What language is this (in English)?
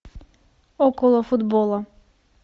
Russian